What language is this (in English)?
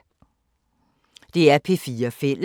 Danish